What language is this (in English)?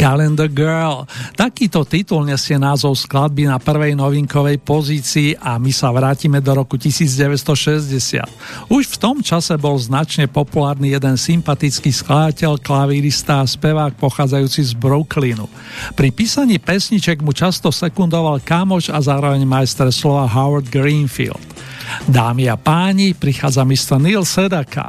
Slovak